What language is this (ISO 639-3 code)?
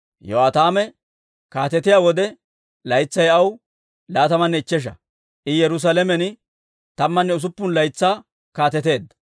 dwr